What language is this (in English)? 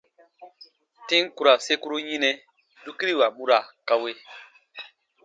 Baatonum